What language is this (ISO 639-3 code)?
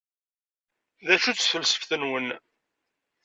kab